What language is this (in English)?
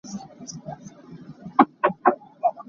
Hakha Chin